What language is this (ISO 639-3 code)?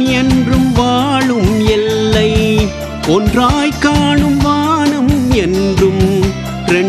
vie